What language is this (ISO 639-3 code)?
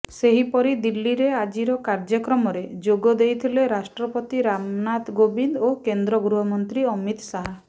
ori